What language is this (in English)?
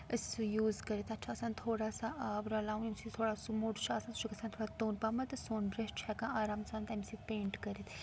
Kashmiri